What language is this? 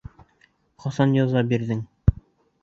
Bashkir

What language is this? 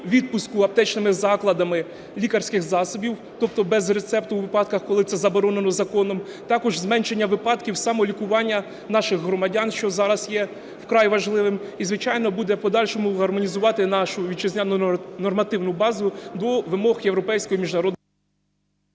Ukrainian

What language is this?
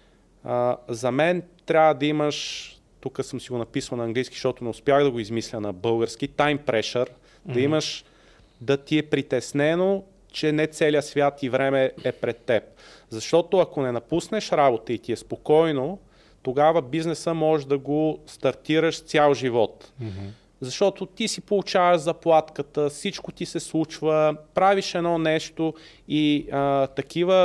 Bulgarian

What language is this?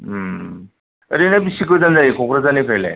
Bodo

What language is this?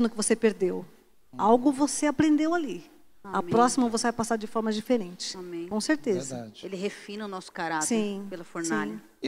Portuguese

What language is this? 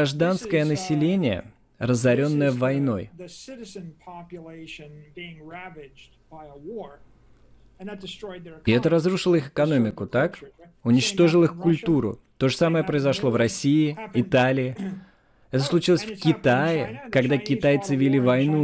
Russian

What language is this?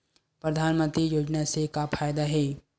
Chhattisgarhi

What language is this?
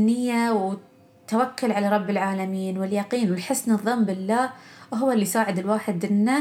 Arabic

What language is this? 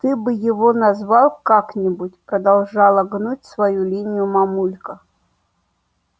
Russian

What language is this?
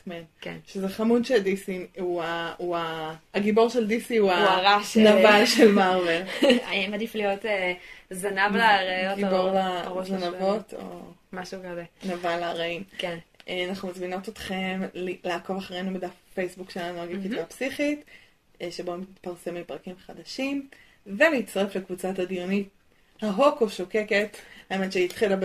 Hebrew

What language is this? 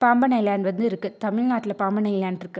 Tamil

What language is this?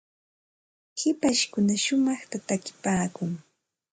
Santa Ana de Tusi Pasco Quechua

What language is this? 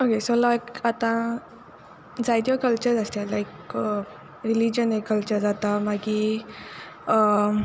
Konkani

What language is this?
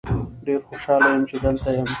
Pashto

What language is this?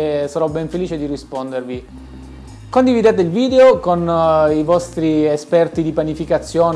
Italian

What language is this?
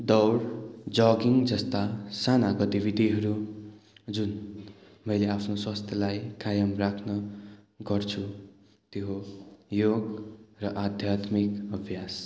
Nepali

